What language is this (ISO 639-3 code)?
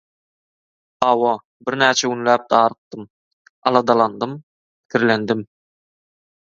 tuk